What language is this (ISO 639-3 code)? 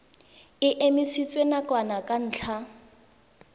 tsn